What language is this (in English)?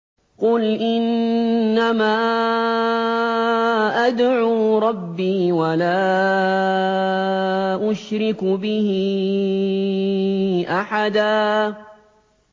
Arabic